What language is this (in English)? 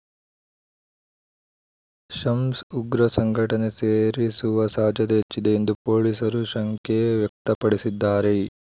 Kannada